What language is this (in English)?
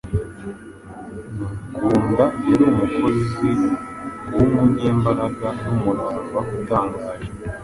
Kinyarwanda